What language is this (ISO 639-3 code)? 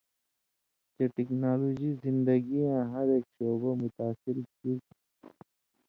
mvy